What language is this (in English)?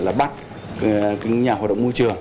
Vietnamese